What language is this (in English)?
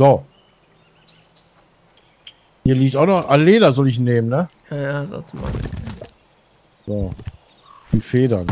German